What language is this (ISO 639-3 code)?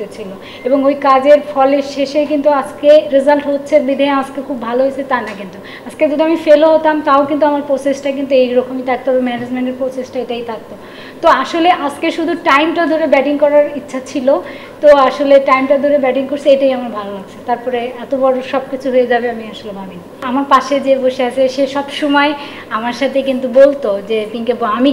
ron